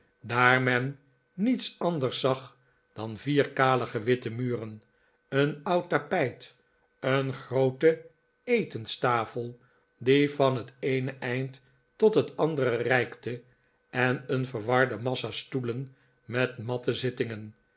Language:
Dutch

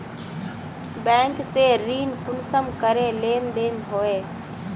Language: Magahi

